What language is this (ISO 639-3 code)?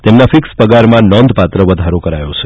guj